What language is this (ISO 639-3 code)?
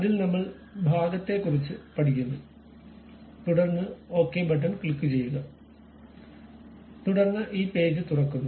mal